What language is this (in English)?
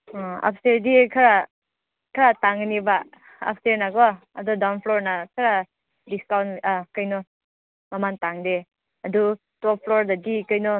Manipuri